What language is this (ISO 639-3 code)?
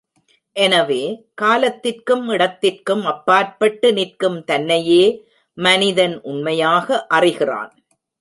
tam